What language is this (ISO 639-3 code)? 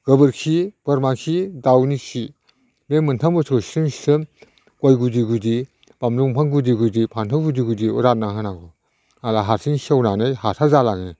brx